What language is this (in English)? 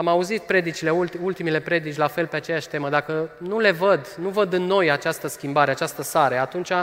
Romanian